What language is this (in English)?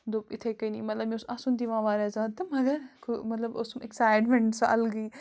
Kashmiri